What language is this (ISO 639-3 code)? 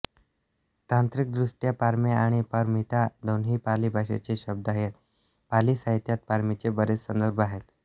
mar